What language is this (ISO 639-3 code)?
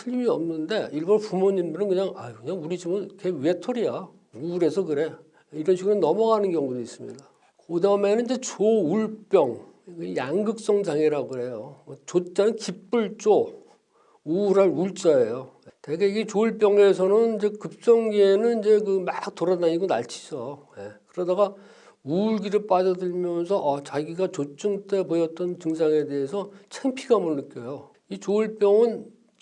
kor